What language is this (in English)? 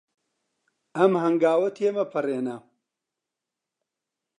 Central Kurdish